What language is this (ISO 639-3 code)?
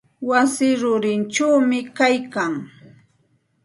qxt